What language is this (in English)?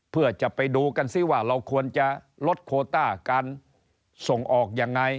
Thai